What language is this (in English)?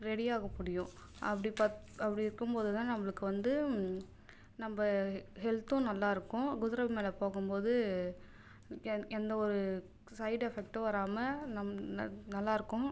Tamil